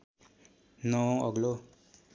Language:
Nepali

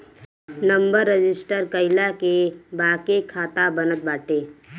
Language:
Bhojpuri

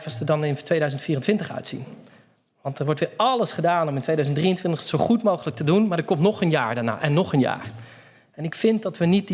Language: Dutch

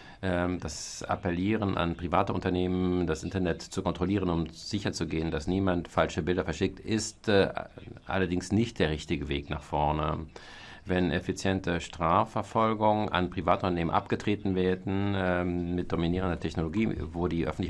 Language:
German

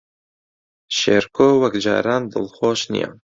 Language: Central Kurdish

